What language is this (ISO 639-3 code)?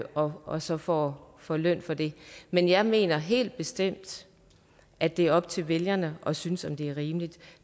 dan